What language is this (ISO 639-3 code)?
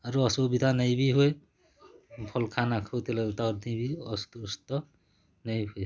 ori